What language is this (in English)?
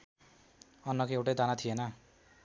Nepali